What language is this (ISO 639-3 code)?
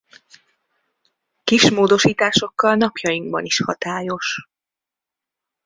hun